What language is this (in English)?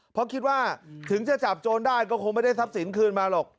Thai